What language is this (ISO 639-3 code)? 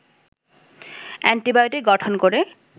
ben